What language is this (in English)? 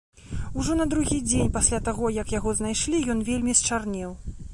Belarusian